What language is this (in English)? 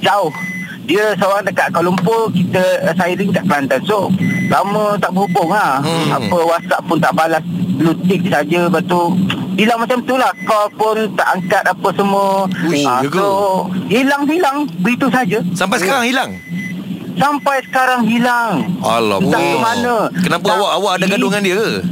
Malay